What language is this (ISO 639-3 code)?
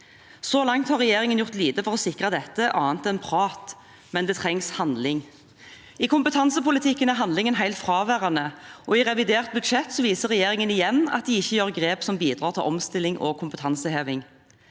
nor